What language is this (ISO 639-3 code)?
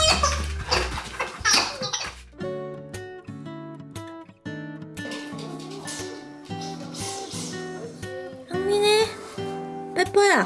kor